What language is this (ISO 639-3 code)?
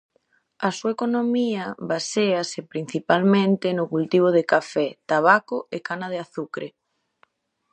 glg